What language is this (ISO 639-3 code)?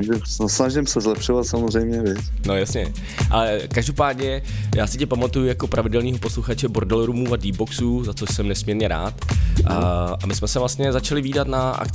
ces